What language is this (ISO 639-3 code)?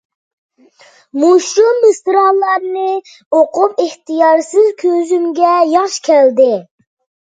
uig